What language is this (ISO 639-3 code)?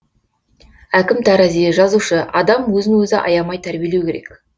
kaz